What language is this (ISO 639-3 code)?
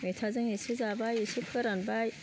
brx